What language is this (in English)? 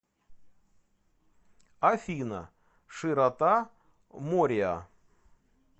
Russian